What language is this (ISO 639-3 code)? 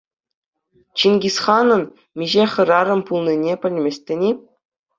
chv